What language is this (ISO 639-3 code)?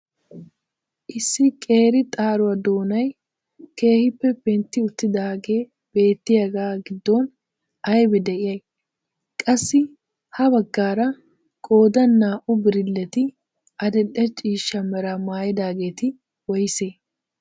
wal